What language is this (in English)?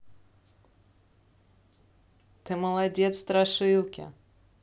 Russian